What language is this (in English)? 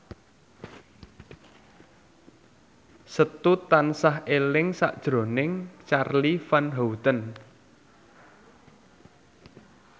Javanese